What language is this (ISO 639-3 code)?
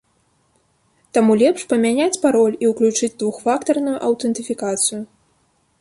bel